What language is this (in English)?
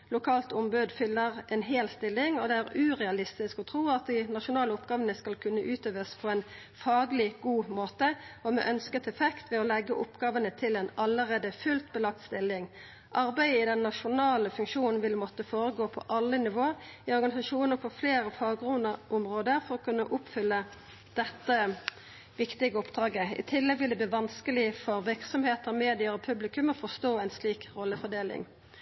Norwegian Nynorsk